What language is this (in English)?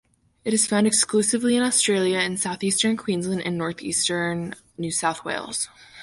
English